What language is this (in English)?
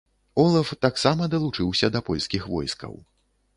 Belarusian